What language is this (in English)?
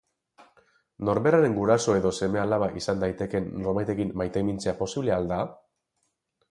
Basque